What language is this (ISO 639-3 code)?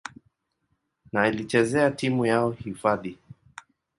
swa